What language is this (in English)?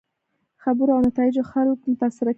Pashto